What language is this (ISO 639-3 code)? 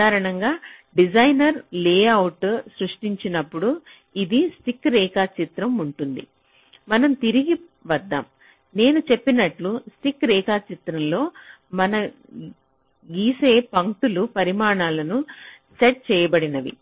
tel